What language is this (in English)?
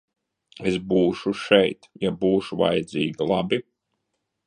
Latvian